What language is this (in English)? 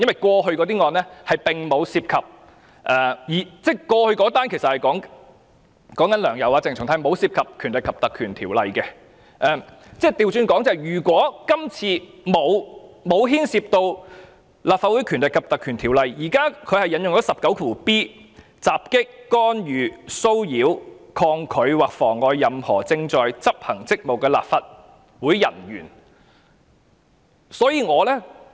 Cantonese